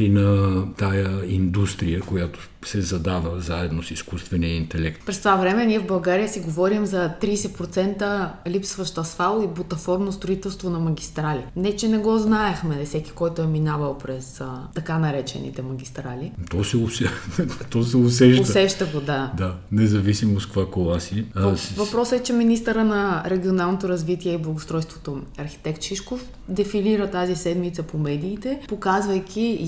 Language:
Bulgarian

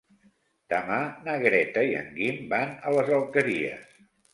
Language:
Catalan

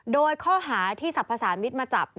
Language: Thai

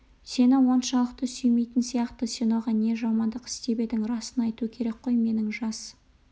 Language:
Kazakh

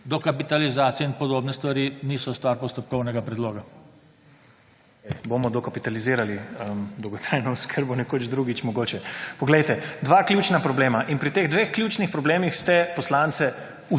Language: Slovenian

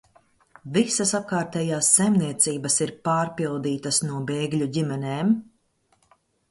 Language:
Latvian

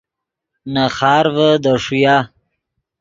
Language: Yidgha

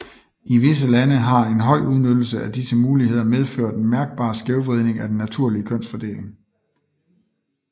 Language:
Danish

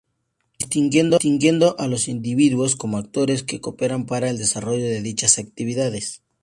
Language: Spanish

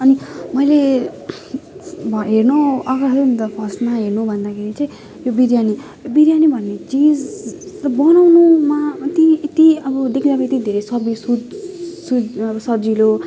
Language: Nepali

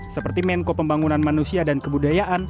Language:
Indonesian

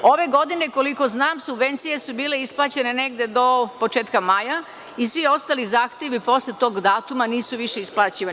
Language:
Serbian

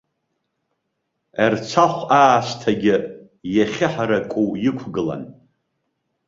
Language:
Abkhazian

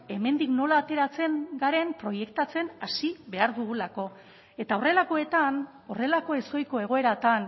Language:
Basque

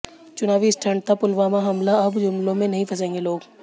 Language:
Hindi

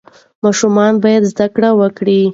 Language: Pashto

